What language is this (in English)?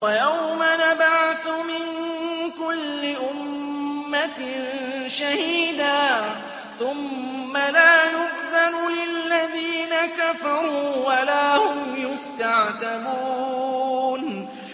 Arabic